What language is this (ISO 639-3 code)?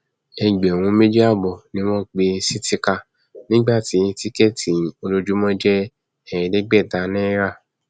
yor